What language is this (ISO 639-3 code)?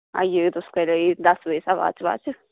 doi